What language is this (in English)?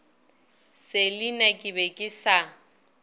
Northern Sotho